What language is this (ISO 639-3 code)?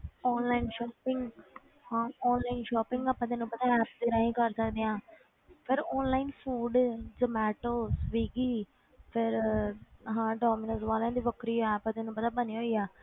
pan